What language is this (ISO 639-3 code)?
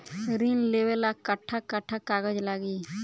bho